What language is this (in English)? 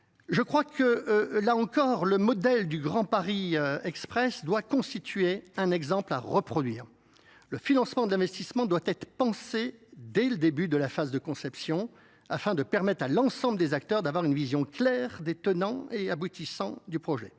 French